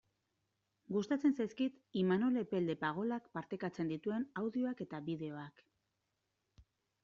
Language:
Basque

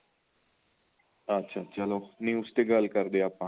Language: Punjabi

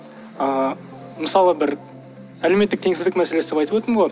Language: Kazakh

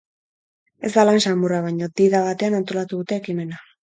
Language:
Basque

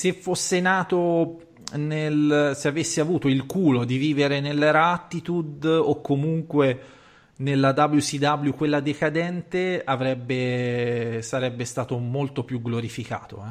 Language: Italian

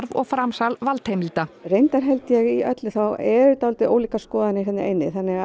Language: Icelandic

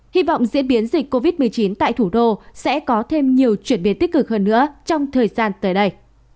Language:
Vietnamese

